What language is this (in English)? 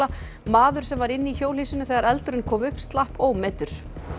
Icelandic